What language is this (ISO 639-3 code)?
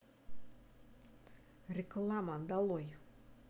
rus